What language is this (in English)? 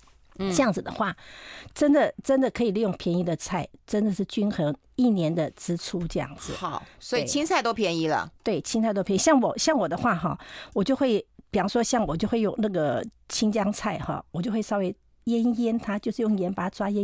Chinese